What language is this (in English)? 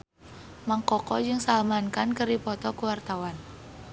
Sundanese